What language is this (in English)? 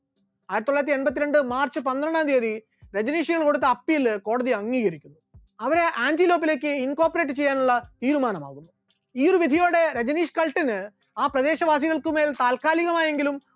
Malayalam